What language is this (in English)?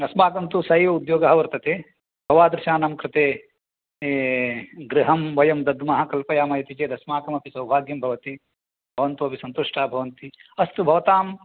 Sanskrit